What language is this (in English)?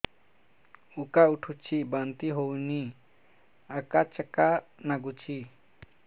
Odia